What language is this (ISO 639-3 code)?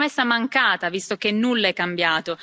ita